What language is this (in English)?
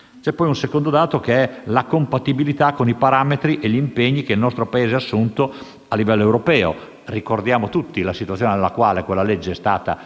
Italian